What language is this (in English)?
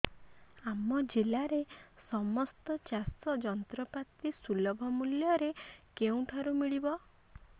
Odia